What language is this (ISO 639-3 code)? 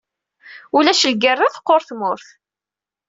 kab